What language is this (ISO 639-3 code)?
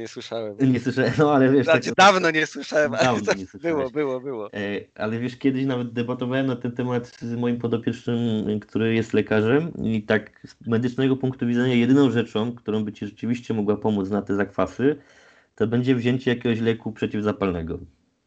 pol